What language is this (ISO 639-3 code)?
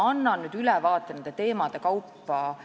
est